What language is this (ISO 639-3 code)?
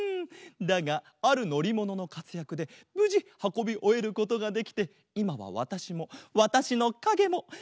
jpn